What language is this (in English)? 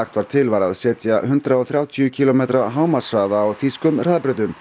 Icelandic